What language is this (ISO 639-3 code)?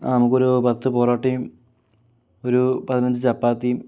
mal